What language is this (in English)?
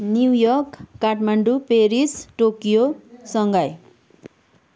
Nepali